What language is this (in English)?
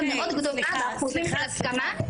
Hebrew